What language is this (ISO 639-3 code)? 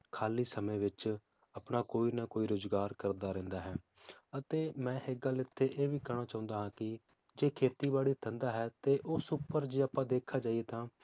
pan